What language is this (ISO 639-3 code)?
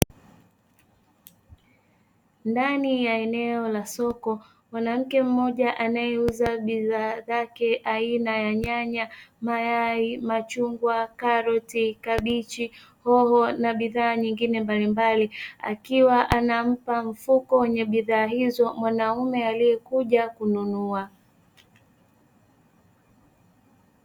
swa